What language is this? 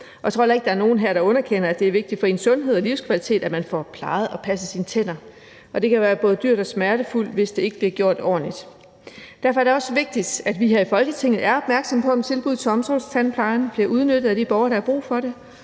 Danish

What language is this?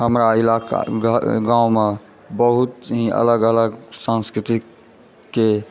Maithili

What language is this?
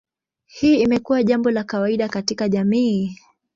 Swahili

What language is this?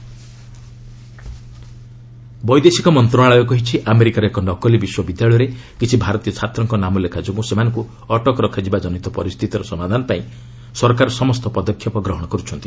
Odia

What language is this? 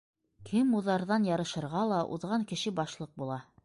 Bashkir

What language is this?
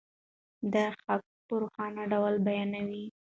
Pashto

